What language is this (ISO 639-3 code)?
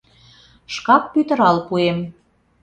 chm